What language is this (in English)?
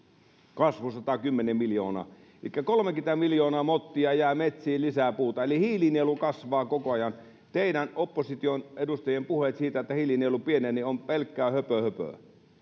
Finnish